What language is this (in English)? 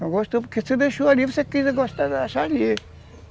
Portuguese